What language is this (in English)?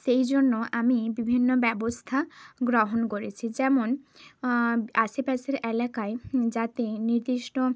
Bangla